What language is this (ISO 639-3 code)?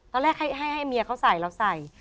tha